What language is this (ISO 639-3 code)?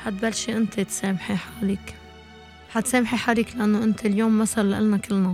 ara